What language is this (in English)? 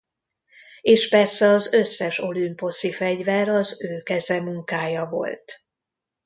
Hungarian